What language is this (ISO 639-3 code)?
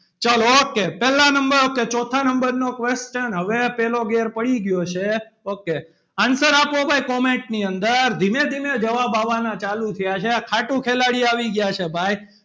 guj